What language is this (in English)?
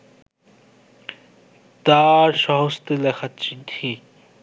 Bangla